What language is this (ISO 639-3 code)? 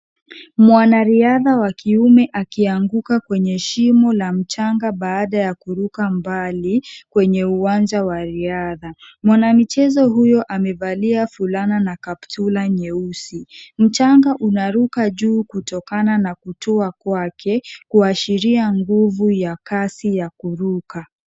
swa